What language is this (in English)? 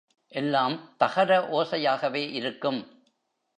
Tamil